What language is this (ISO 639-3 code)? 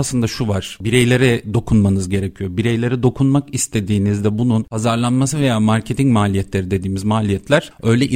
tur